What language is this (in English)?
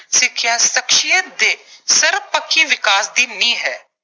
Punjabi